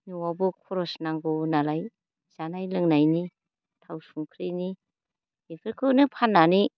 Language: Bodo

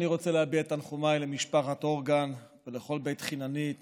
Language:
Hebrew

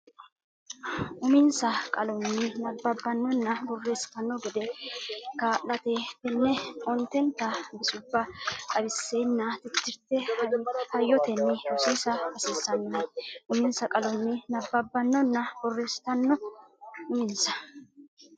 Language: Sidamo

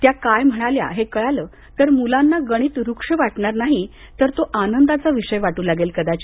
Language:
Marathi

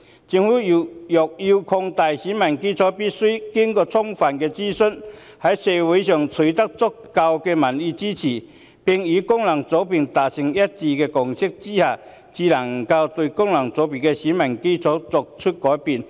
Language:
Cantonese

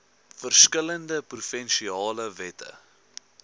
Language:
Afrikaans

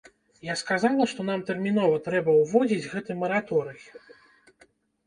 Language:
Belarusian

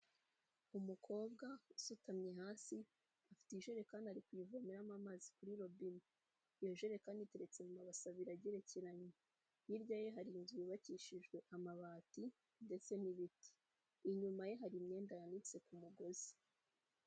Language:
Kinyarwanda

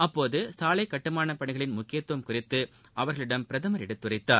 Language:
Tamil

